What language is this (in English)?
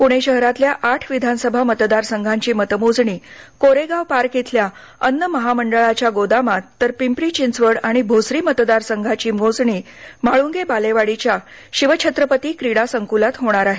Marathi